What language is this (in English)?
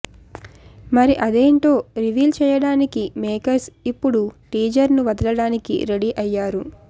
Telugu